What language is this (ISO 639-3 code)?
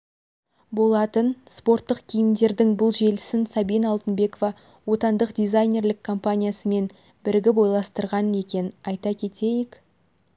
kaz